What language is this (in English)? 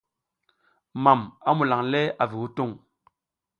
South Giziga